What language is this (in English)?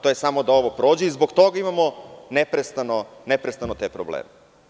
Serbian